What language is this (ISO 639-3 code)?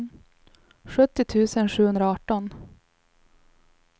swe